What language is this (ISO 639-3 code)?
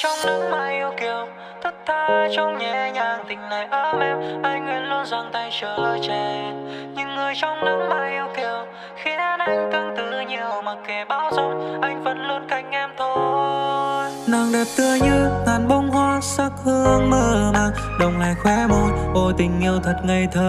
vie